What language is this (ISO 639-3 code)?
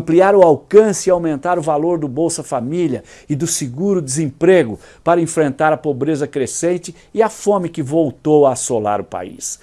por